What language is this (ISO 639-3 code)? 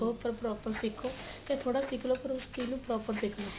pan